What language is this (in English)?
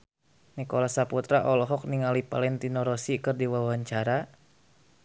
Sundanese